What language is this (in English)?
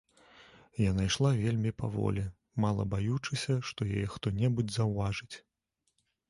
Belarusian